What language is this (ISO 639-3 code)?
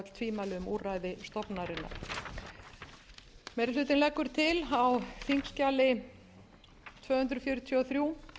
isl